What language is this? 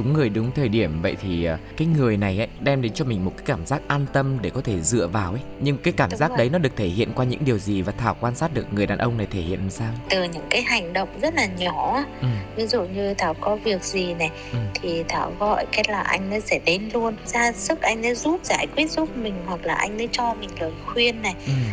Vietnamese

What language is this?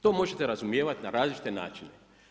Croatian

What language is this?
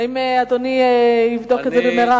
Hebrew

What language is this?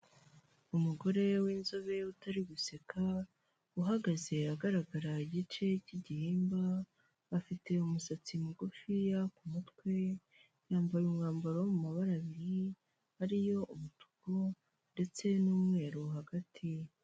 Kinyarwanda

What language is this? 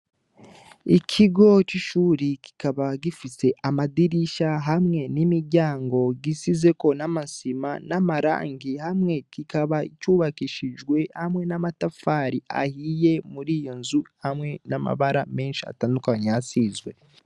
Rundi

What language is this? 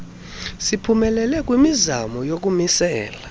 Xhosa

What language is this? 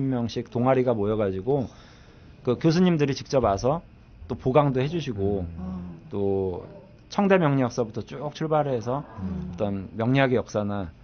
Korean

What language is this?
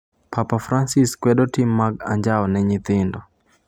Luo (Kenya and Tanzania)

